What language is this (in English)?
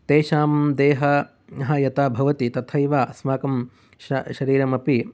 Sanskrit